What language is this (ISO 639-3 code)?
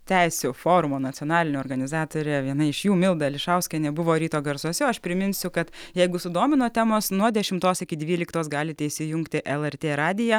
lit